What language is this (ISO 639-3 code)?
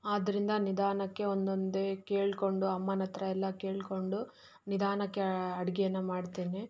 kan